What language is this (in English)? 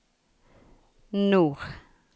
Norwegian